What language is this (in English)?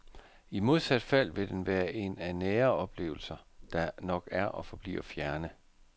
Danish